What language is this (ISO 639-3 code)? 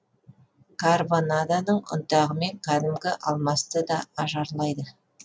kaz